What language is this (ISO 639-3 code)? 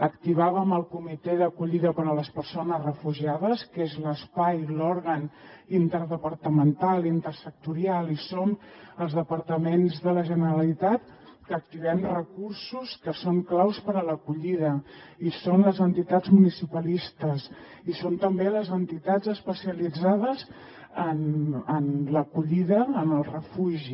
cat